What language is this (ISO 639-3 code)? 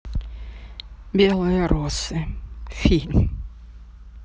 rus